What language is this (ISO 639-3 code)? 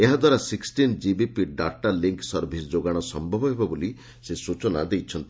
ori